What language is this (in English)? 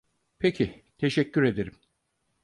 Turkish